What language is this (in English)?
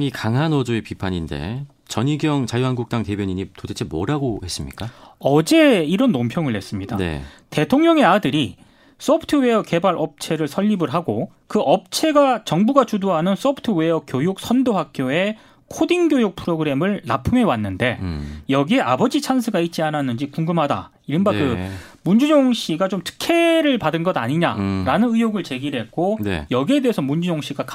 Korean